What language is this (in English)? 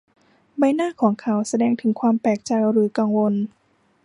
Thai